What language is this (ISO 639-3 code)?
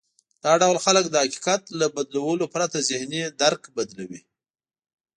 pus